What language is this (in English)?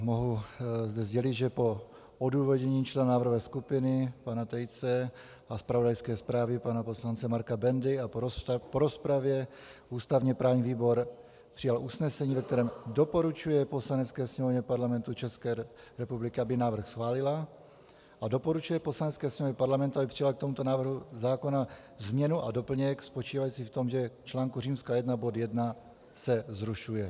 Czech